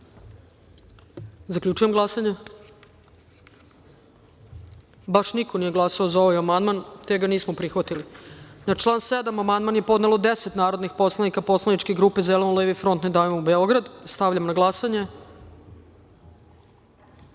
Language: Serbian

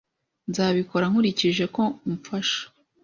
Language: Kinyarwanda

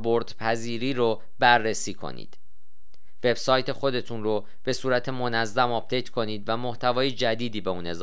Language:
Persian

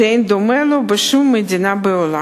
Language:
Hebrew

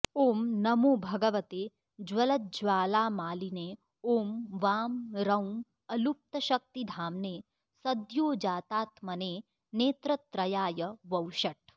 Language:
Sanskrit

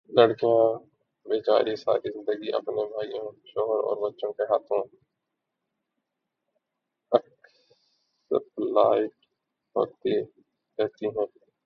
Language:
Urdu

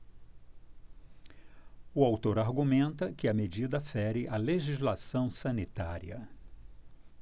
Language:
Portuguese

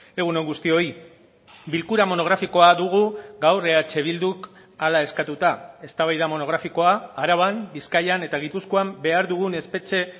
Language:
Basque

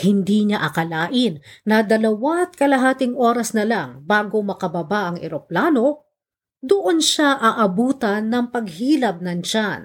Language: Filipino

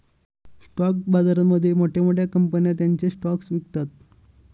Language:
Marathi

